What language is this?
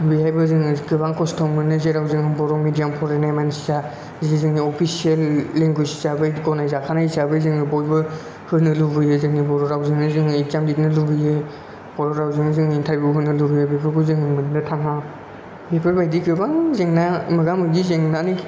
Bodo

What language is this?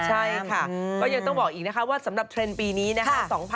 Thai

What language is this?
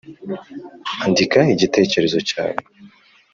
Kinyarwanda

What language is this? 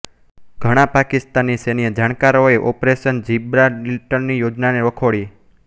Gujarati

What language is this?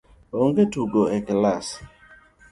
Luo (Kenya and Tanzania)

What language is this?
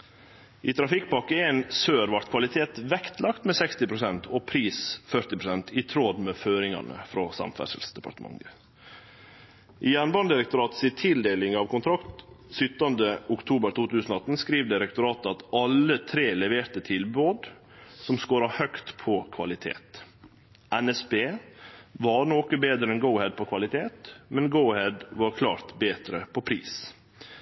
Norwegian Nynorsk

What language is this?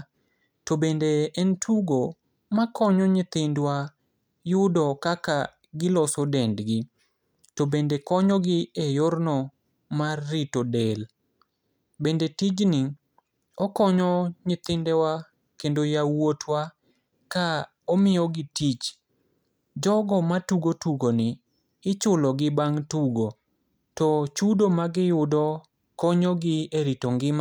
Luo (Kenya and Tanzania)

